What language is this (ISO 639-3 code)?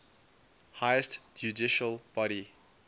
eng